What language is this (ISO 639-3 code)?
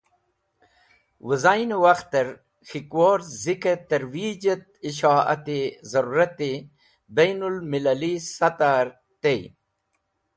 wbl